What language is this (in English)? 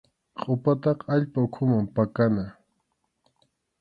Arequipa-La Unión Quechua